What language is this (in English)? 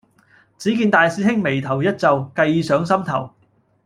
Cantonese